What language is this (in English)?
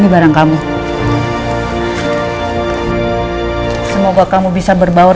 Indonesian